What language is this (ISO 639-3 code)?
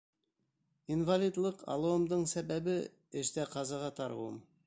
bak